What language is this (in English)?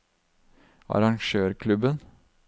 Norwegian